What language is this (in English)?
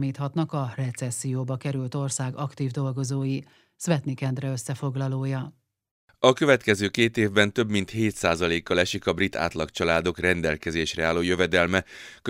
Hungarian